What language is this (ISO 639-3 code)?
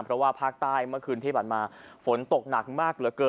tha